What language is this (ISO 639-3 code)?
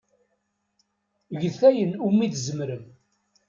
kab